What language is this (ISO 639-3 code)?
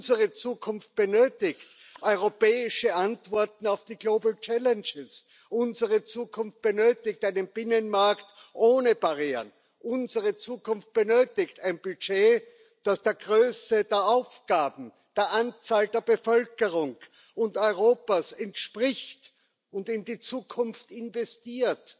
deu